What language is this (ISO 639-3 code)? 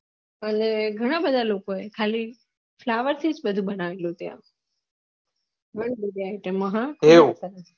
guj